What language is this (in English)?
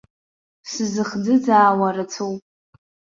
Abkhazian